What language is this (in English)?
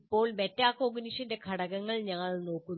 Malayalam